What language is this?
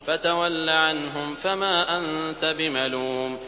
Arabic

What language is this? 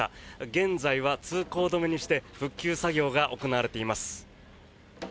Japanese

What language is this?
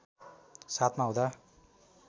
Nepali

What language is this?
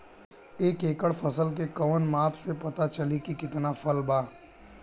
Bhojpuri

